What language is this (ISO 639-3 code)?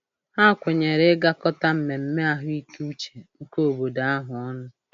ibo